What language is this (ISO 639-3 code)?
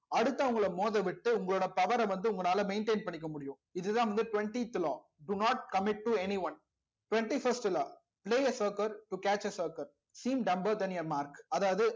tam